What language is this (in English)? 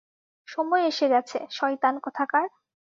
Bangla